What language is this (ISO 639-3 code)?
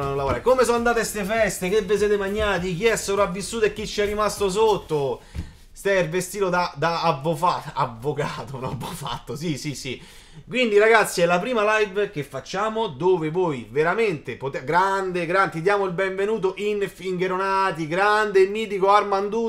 ita